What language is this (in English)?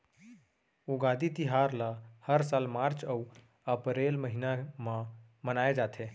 Chhattisgarhi